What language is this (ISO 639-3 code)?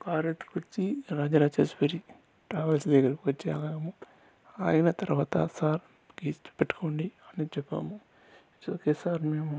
tel